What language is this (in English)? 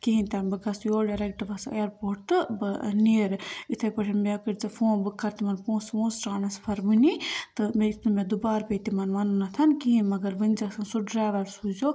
Kashmiri